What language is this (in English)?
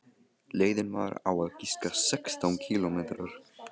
Icelandic